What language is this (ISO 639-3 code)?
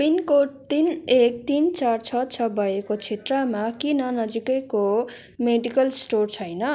nep